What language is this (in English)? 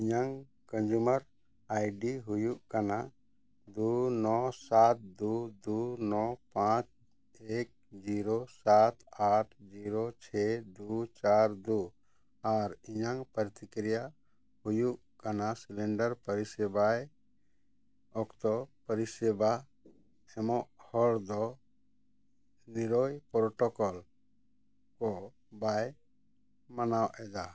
Santali